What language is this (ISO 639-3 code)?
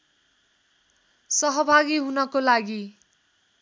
nep